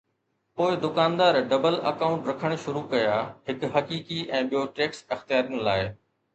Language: Sindhi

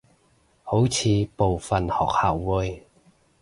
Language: Cantonese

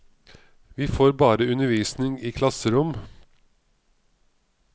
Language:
Norwegian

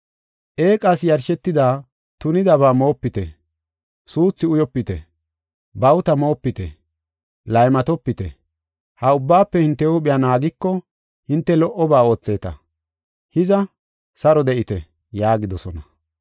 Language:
Gofa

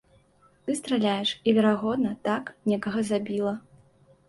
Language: Belarusian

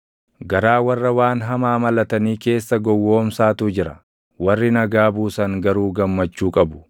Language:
Oromo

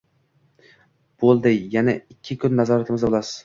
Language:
Uzbek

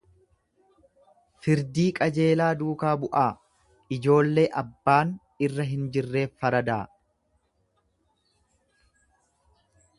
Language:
Oromo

